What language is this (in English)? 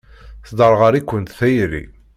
Kabyle